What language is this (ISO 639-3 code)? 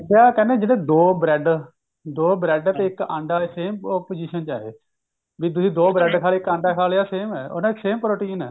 pan